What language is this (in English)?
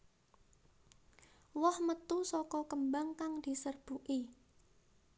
Javanese